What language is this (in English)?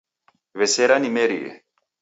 Taita